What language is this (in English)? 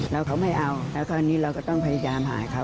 Thai